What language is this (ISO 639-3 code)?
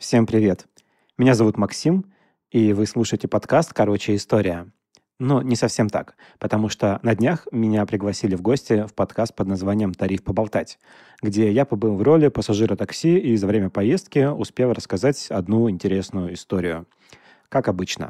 rus